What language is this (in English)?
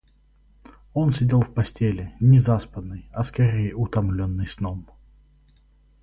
Russian